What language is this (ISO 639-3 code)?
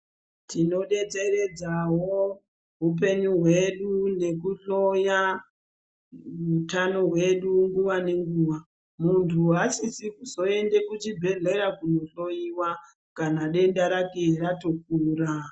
ndc